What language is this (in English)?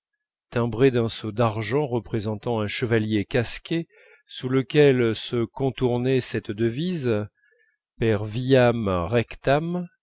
French